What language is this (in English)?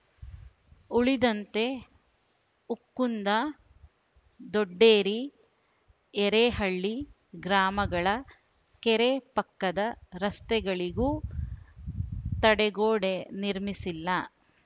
Kannada